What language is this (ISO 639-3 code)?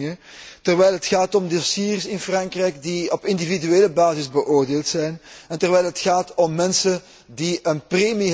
nld